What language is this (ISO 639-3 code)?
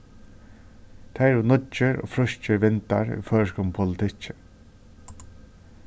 fao